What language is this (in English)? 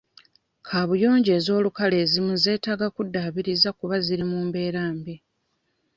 Ganda